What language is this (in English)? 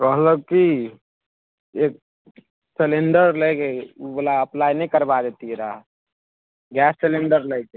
Maithili